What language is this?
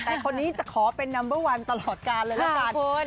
Thai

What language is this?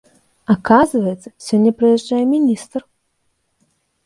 Belarusian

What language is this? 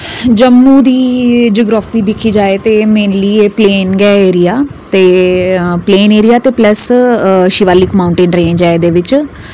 Dogri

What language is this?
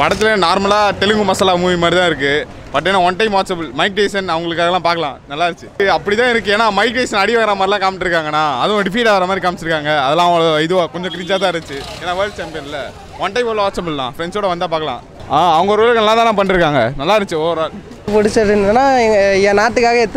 Romanian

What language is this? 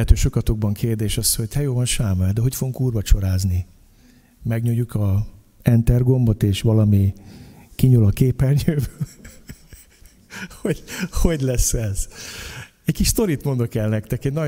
Hungarian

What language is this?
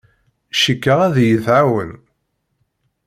Kabyle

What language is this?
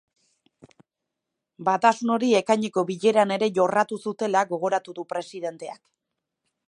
Basque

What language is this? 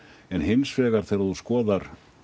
Icelandic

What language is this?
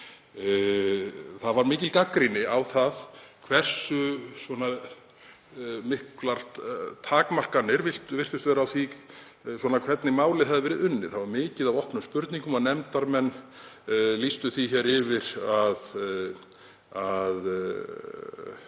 Icelandic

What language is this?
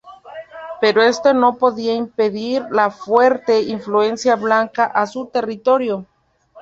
Spanish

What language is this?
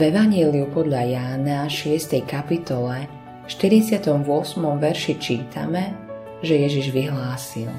Slovak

